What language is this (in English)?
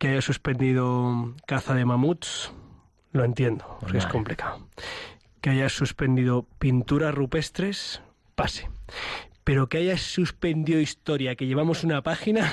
Spanish